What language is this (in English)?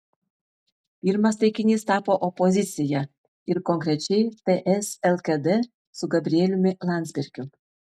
Lithuanian